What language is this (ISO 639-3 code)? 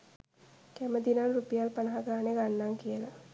sin